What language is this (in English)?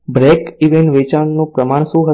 Gujarati